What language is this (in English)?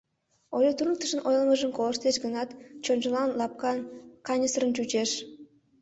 Mari